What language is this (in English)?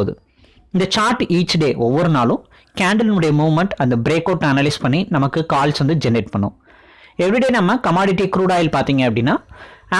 Tamil